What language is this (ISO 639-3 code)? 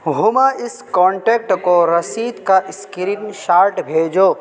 urd